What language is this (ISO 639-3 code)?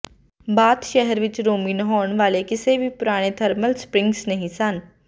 pan